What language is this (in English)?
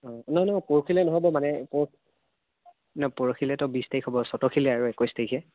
Assamese